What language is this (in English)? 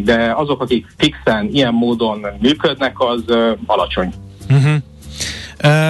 Hungarian